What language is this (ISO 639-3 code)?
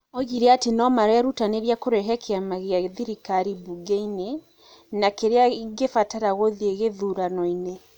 kik